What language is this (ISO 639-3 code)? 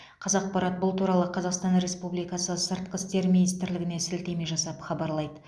kaz